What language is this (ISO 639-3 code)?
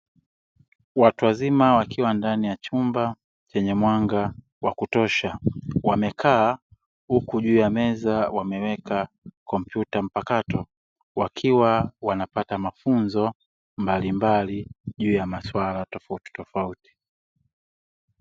swa